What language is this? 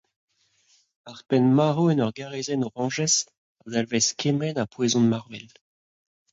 Breton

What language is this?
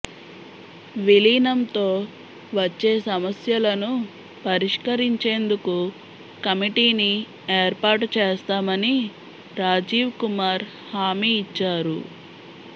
Telugu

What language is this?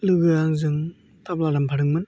Bodo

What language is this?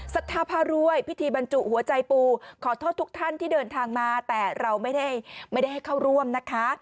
Thai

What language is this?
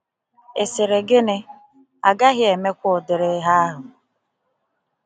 Igbo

